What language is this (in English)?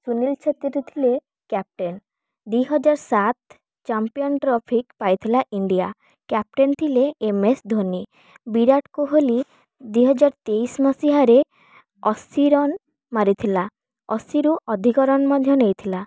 Odia